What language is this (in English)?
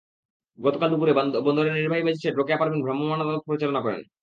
Bangla